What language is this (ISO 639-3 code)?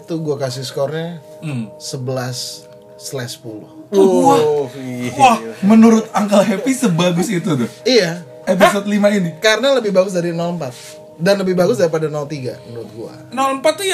ind